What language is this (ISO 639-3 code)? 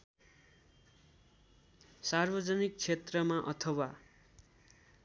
nep